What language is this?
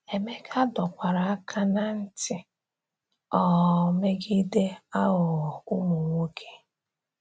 Igbo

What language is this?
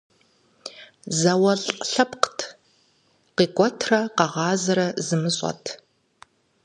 Kabardian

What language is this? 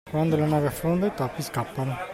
Italian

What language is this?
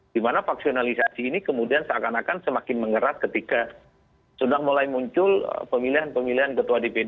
Indonesian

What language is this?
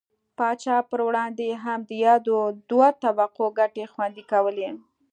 Pashto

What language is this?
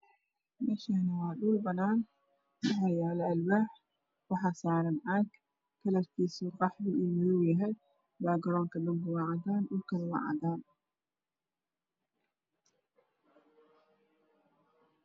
Somali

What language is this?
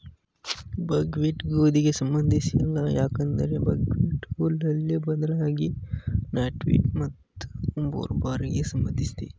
Kannada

